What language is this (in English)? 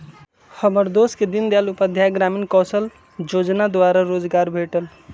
Magahi